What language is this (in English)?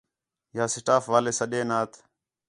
Khetrani